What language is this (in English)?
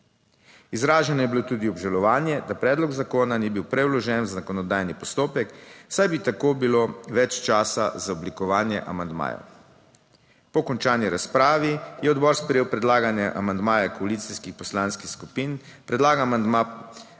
Slovenian